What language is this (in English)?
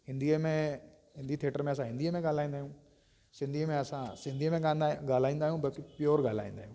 Sindhi